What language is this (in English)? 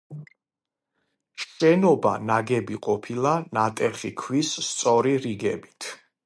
Georgian